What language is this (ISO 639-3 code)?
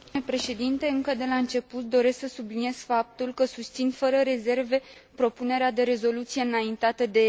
ron